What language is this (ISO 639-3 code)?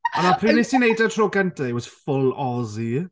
cym